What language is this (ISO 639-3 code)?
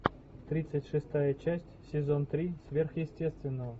rus